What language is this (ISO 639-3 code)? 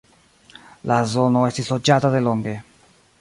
epo